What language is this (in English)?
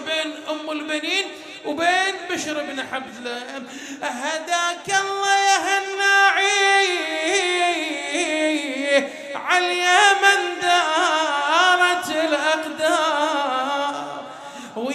Arabic